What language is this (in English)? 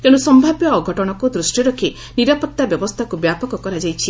Odia